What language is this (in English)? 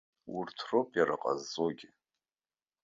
Abkhazian